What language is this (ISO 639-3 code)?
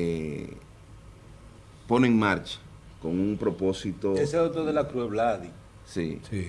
spa